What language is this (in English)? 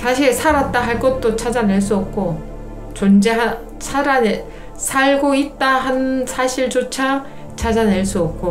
Korean